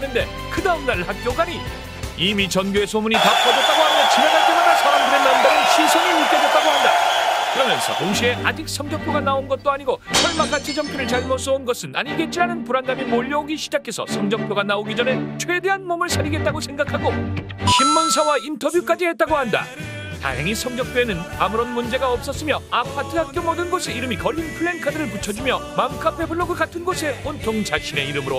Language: Korean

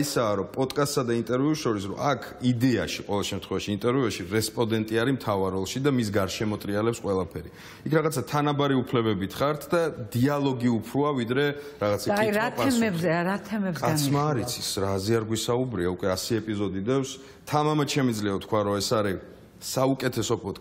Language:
Romanian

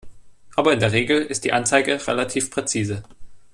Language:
German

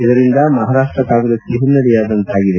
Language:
Kannada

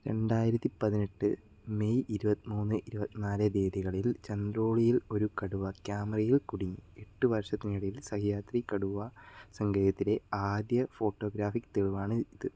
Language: Malayalam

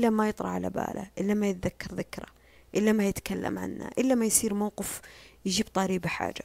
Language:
Arabic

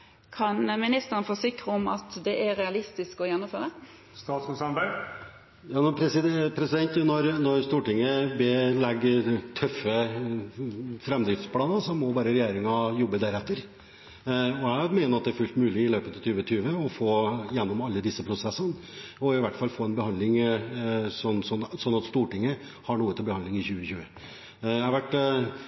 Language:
Norwegian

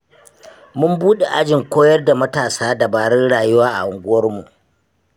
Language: Hausa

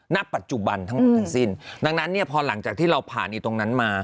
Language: Thai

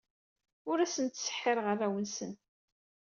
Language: Kabyle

